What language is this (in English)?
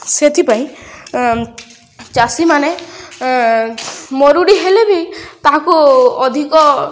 Odia